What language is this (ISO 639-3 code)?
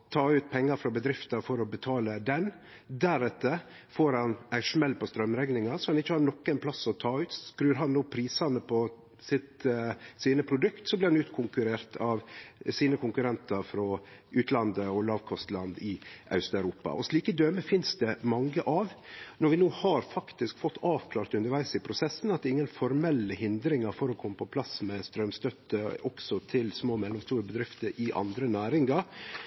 nno